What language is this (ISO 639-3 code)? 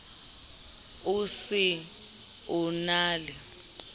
sot